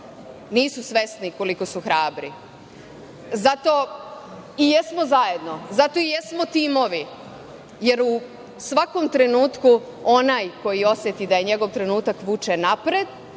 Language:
Serbian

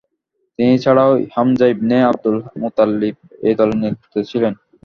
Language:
Bangla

